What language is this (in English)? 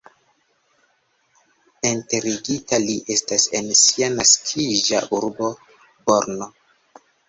Esperanto